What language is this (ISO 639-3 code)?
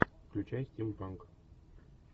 rus